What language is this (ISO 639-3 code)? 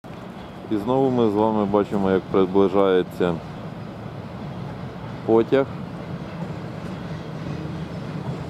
ukr